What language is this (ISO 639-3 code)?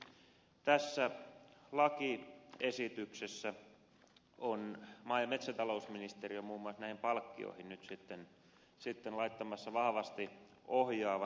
fin